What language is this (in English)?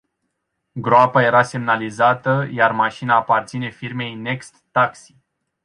Romanian